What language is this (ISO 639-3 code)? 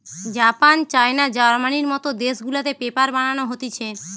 ben